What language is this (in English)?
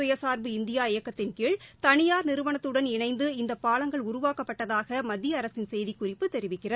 Tamil